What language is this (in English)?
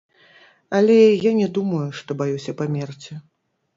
Belarusian